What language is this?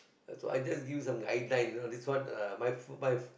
English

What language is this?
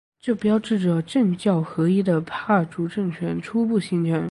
Chinese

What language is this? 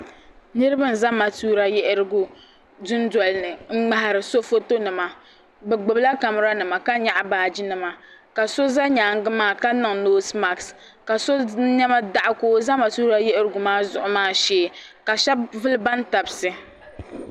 Dagbani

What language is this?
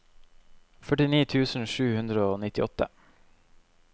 Norwegian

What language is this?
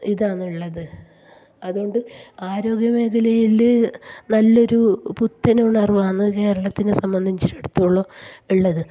Malayalam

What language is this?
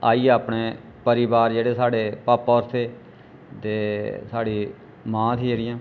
Dogri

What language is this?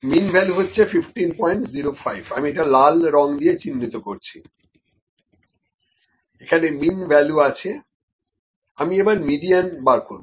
Bangla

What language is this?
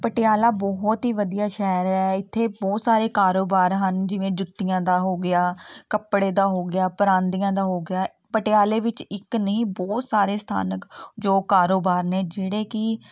Punjabi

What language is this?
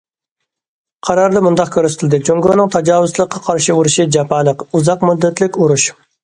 Uyghur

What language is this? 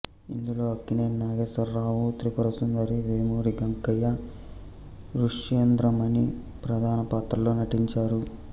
Telugu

